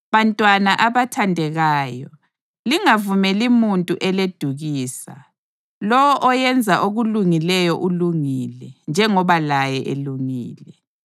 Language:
North Ndebele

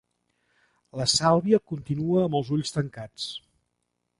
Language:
Catalan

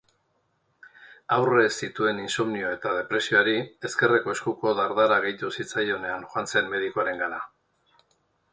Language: Basque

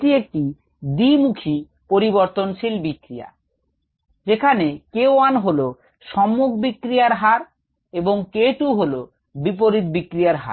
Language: Bangla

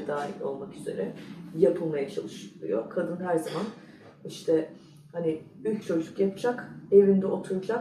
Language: Turkish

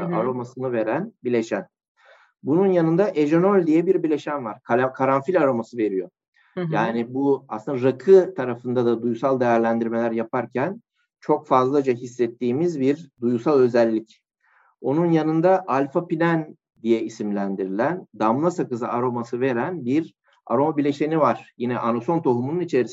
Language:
Turkish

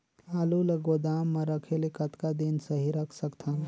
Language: Chhattisgarhi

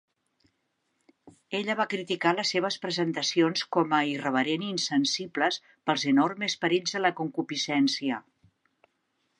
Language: Catalan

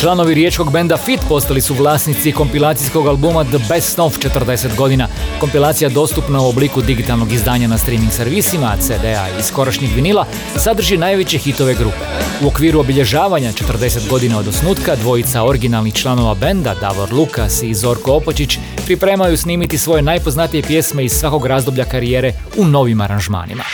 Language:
Croatian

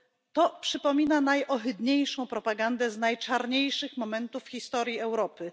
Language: Polish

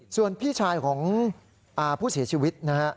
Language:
Thai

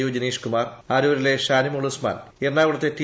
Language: Malayalam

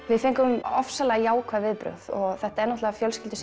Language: Icelandic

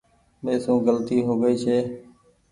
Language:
Goaria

